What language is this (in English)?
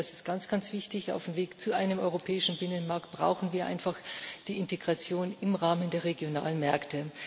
German